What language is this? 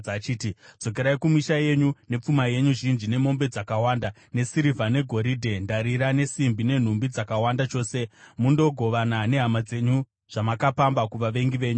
Shona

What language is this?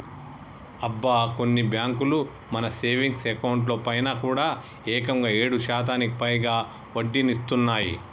Telugu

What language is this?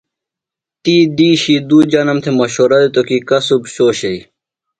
Phalura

